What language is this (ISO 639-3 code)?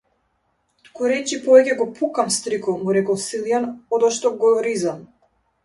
mkd